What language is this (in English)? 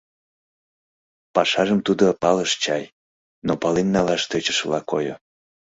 Mari